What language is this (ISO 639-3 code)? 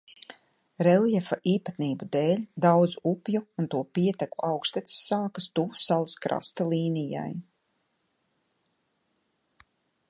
lav